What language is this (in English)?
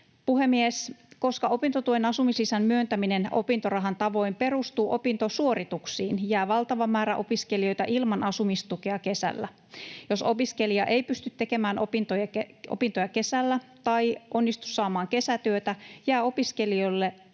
Finnish